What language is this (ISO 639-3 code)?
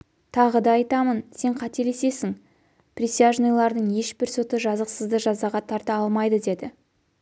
kaz